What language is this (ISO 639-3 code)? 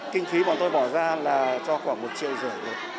vie